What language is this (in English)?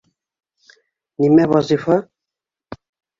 Bashkir